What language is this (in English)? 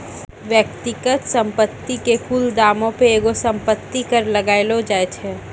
Maithili